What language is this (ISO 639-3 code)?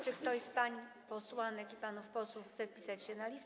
pol